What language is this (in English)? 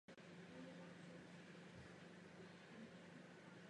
Czech